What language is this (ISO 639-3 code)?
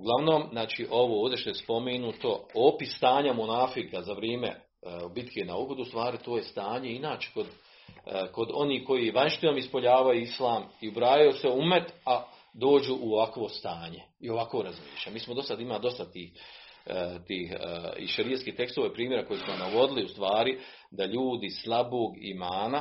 hrv